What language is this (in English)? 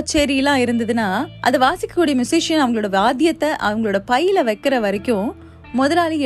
Tamil